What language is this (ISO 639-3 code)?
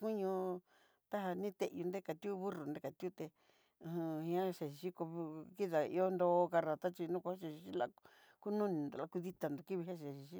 mxy